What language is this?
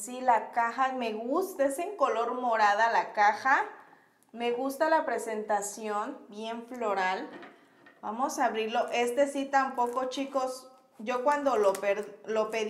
Spanish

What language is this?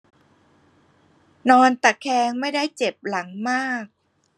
Thai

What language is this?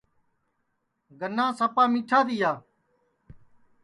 Sansi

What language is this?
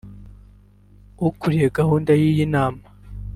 Kinyarwanda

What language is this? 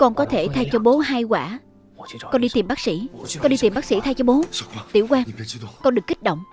Vietnamese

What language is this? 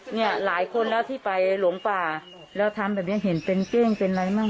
Thai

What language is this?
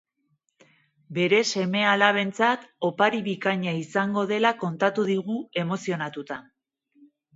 Basque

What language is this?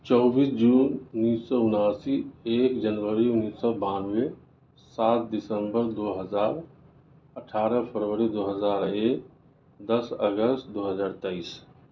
Urdu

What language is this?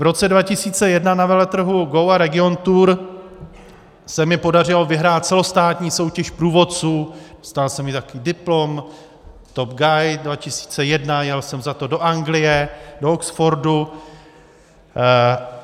Czech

